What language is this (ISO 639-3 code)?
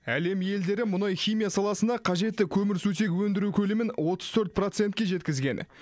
kaz